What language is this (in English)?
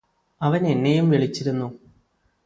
Malayalam